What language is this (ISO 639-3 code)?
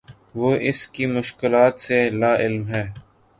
urd